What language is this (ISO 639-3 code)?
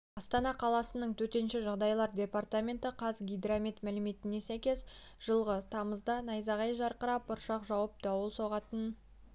kaz